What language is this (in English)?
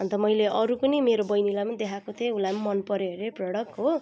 Nepali